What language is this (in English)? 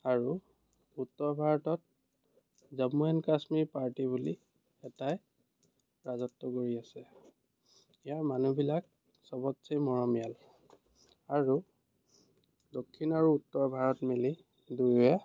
Assamese